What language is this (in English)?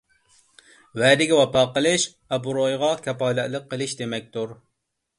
Uyghur